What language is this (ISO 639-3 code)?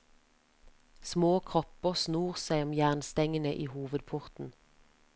nor